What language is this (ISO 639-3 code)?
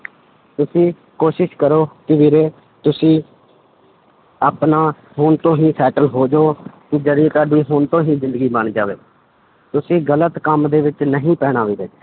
pan